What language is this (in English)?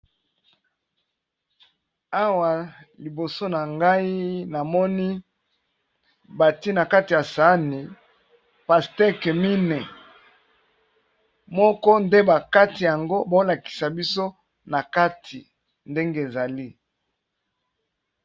Lingala